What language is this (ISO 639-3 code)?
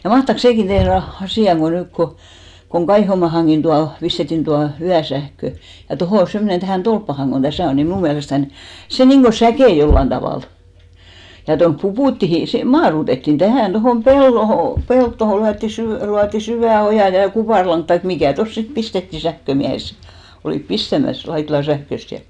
fin